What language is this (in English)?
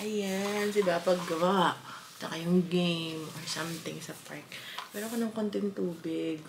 Filipino